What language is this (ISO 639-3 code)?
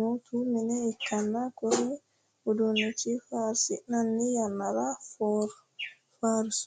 sid